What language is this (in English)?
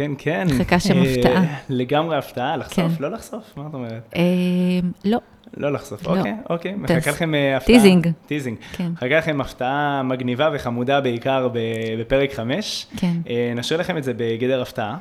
Hebrew